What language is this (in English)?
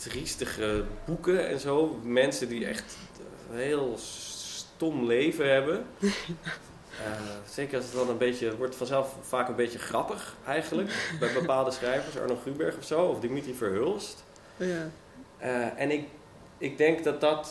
Dutch